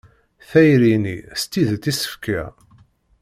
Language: Kabyle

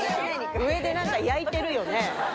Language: Japanese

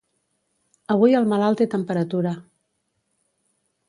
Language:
Catalan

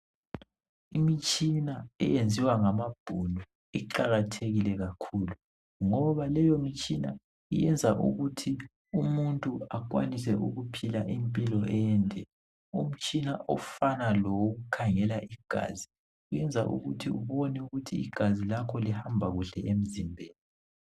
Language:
North Ndebele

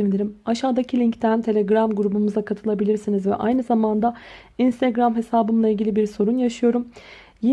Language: Turkish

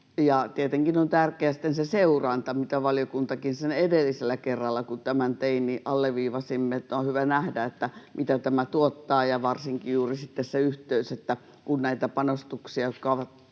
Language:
Finnish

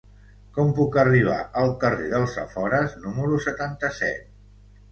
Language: Catalan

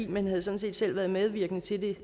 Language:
Danish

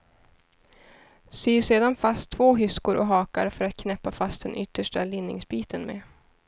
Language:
Swedish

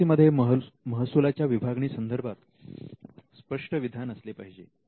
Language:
Marathi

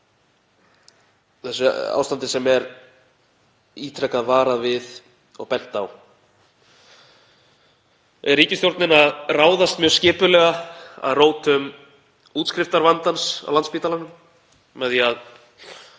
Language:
Icelandic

